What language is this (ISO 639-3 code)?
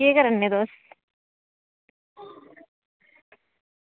doi